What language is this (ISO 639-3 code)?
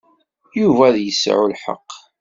kab